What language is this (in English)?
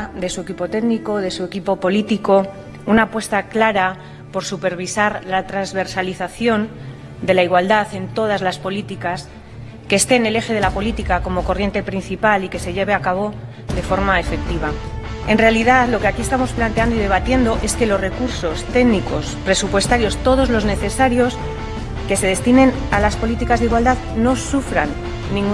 Spanish